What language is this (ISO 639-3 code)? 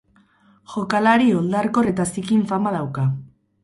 eus